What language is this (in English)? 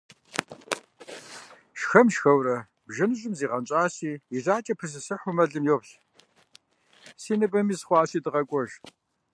Kabardian